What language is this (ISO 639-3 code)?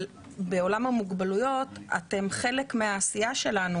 heb